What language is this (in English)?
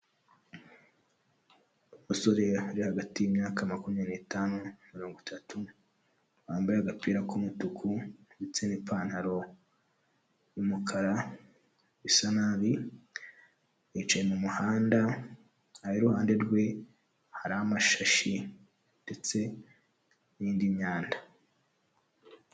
Kinyarwanda